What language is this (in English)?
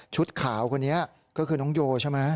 Thai